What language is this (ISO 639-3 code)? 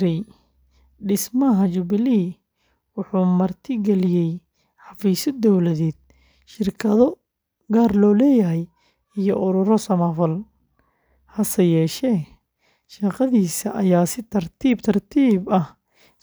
som